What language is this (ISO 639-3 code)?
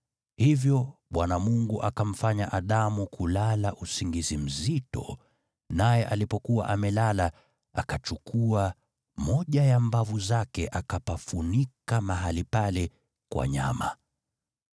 swa